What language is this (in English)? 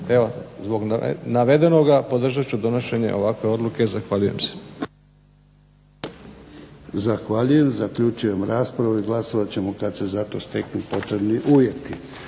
Croatian